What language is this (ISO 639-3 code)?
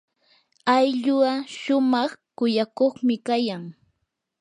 qur